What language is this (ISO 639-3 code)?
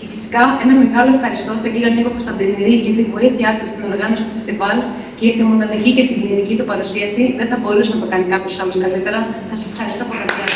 ell